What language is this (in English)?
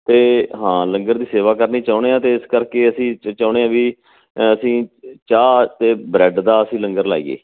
Punjabi